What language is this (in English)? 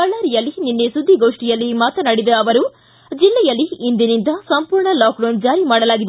Kannada